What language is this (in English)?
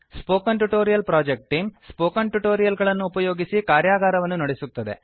Kannada